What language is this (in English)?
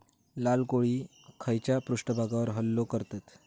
Marathi